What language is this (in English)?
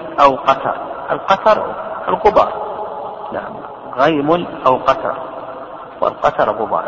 Arabic